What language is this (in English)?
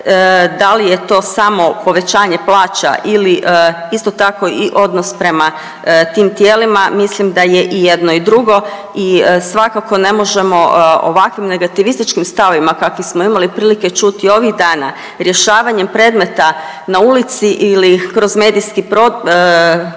Croatian